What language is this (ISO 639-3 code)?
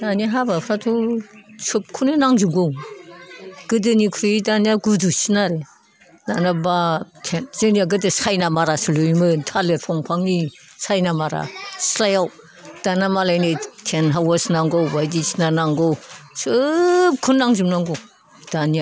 brx